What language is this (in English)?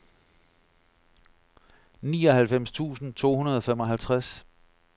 Danish